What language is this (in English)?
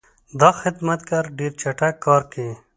Pashto